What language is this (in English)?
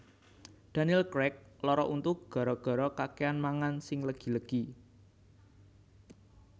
Javanese